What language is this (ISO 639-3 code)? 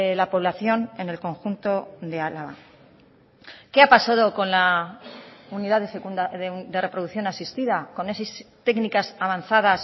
spa